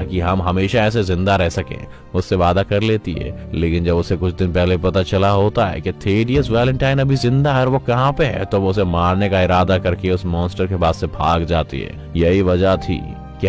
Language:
Hindi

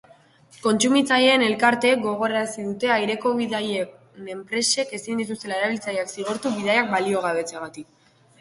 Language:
Basque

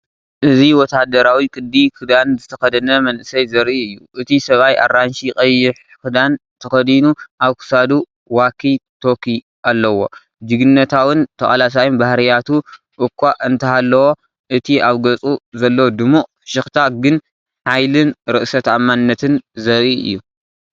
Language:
Tigrinya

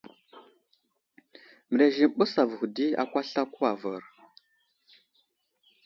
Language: Wuzlam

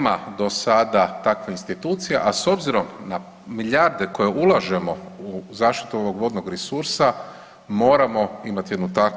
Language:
Croatian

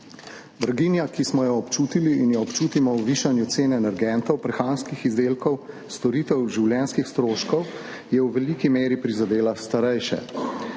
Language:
Slovenian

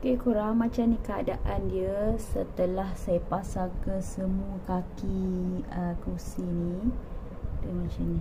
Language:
Malay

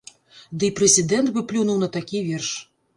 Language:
Belarusian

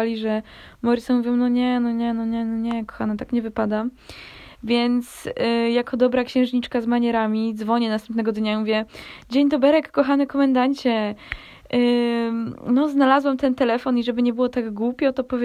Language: Polish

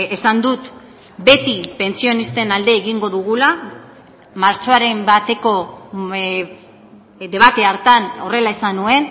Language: Basque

